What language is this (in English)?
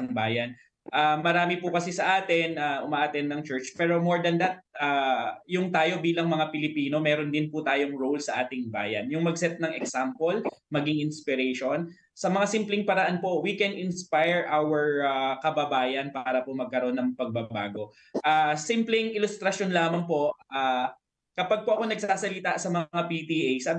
Filipino